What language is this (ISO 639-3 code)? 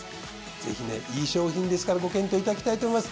jpn